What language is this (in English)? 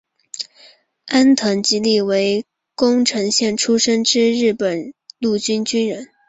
Chinese